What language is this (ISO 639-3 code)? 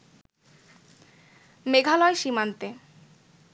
ben